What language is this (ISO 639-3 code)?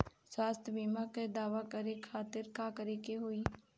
bho